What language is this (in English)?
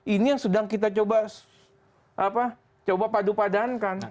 Indonesian